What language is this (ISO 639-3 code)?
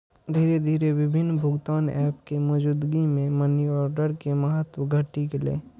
mai